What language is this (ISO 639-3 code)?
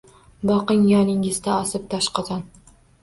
uzb